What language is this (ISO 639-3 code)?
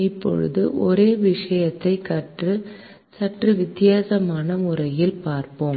tam